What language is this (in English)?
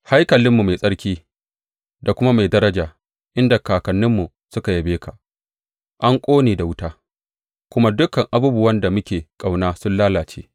Hausa